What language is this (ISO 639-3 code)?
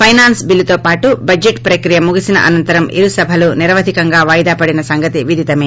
tel